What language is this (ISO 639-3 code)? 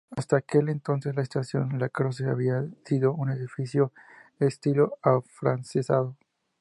spa